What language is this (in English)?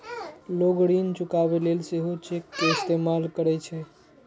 Maithili